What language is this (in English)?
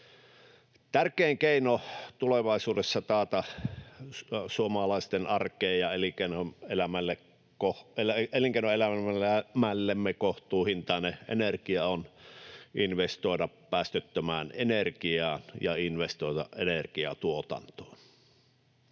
Finnish